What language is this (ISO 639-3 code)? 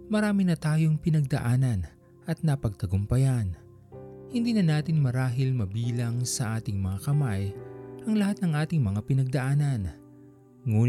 fil